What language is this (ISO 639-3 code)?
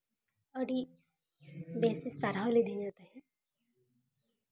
sat